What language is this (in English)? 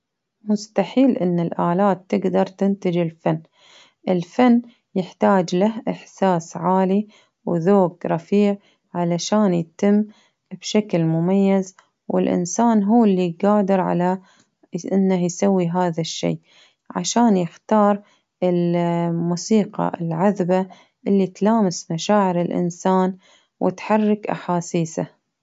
Baharna Arabic